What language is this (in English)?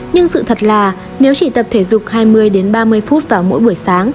Vietnamese